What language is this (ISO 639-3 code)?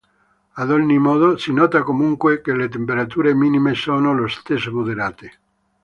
ita